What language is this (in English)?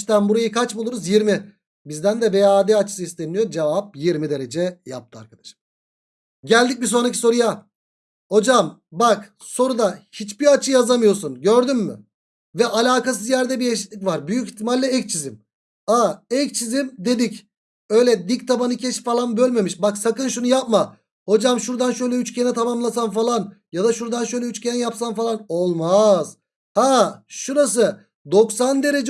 Turkish